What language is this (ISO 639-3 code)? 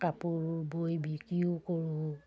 asm